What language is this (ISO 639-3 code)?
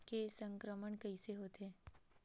hne